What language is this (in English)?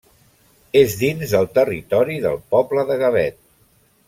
Catalan